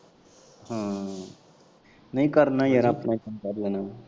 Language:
Punjabi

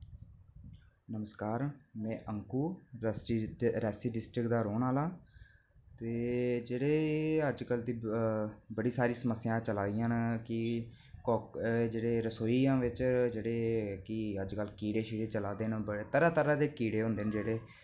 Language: Dogri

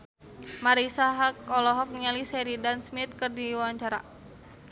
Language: Sundanese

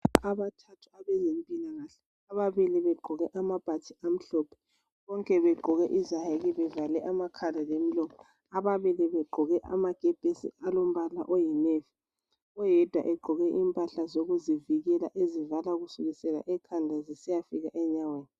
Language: North Ndebele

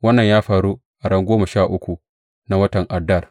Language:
Hausa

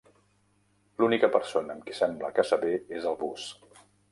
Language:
Catalan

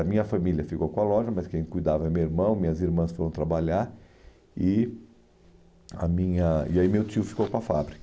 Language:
Portuguese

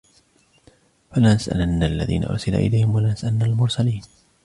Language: Arabic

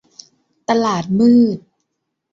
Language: Thai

